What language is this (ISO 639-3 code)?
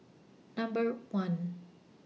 eng